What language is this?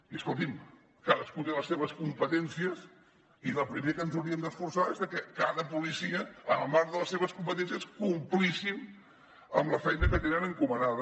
Catalan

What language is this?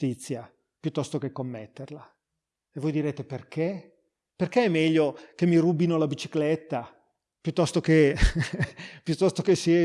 Italian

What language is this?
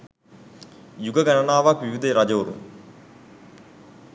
Sinhala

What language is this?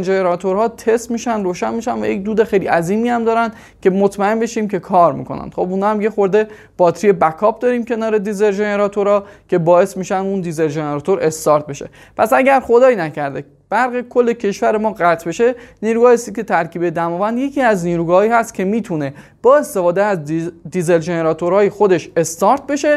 Persian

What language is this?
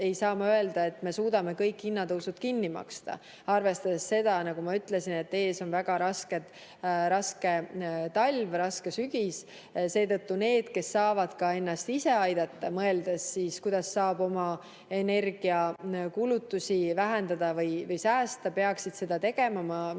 Estonian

